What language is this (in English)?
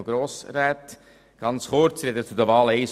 Swiss German